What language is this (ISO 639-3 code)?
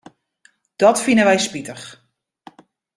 fry